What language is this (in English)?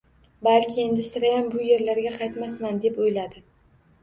Uzbek